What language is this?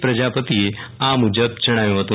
Gujarati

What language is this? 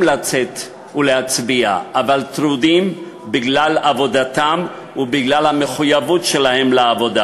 Hebrew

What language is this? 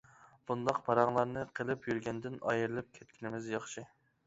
Uyghur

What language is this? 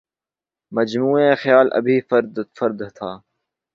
Urdu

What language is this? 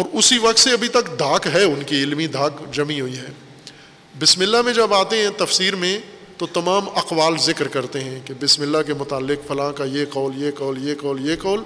Urdu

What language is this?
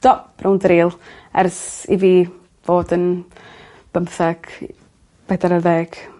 Welsh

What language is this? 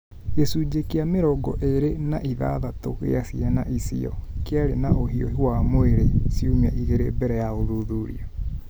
Kikuyu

